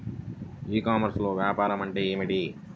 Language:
Telugu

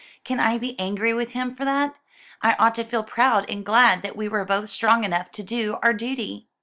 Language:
English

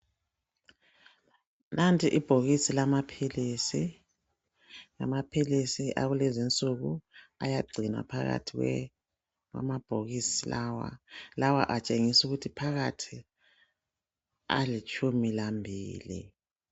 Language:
North Ndebele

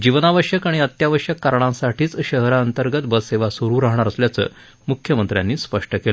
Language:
Marathi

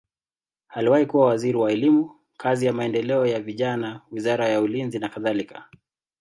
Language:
Swahili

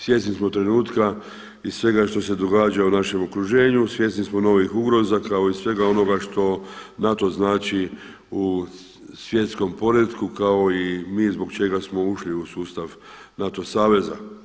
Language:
Croatian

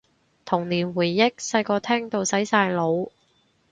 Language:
Cantonese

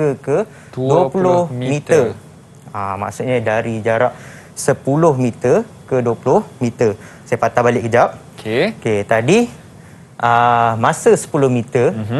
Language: Malay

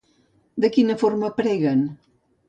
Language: Catalan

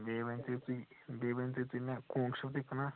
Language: Kashmiri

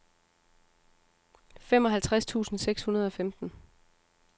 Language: Danish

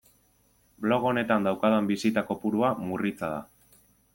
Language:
Basque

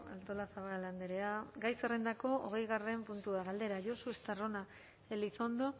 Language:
Basque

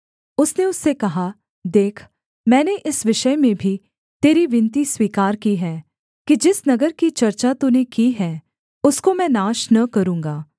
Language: Hindi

